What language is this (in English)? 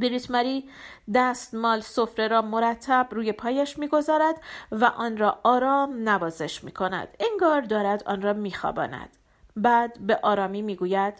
Persian